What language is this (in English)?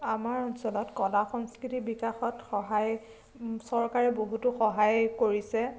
Assamese